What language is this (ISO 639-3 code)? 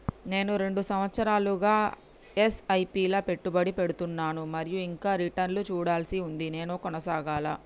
tel